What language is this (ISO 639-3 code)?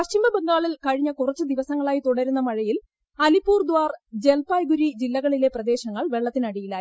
mal